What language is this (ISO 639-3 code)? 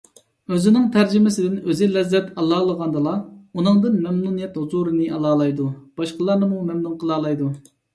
uig